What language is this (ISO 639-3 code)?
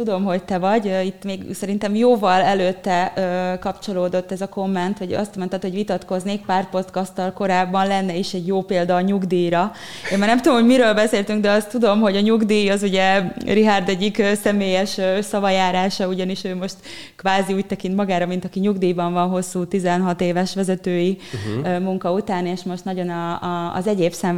hun